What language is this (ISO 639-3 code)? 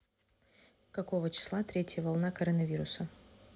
rus